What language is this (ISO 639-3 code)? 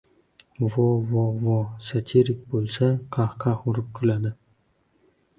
uzb